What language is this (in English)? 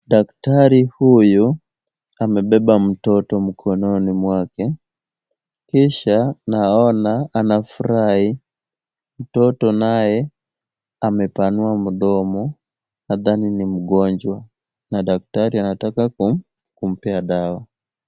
Swahili